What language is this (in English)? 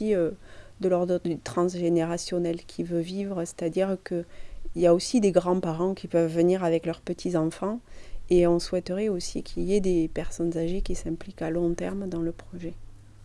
French